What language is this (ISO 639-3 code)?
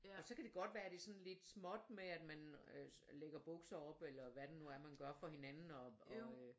dan